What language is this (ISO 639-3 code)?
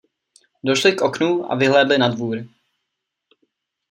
ces